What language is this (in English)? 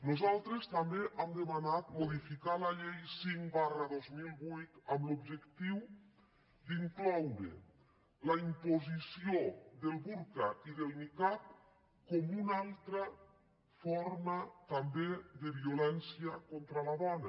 Catalan